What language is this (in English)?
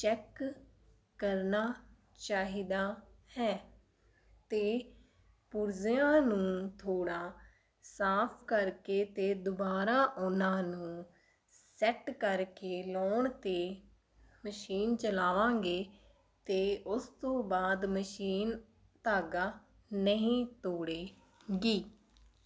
Punjabi